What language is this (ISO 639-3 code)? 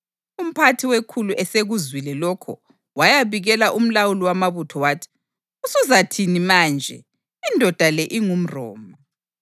nde